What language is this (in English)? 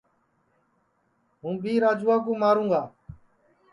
Sansi